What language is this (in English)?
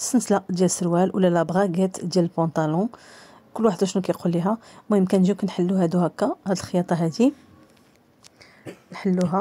Arabic